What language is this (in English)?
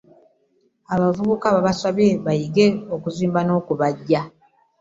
Ganda